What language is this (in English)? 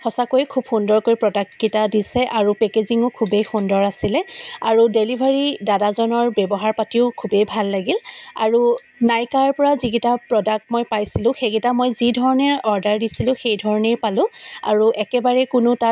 Assamese